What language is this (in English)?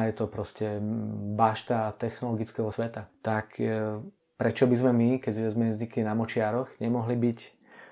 Czech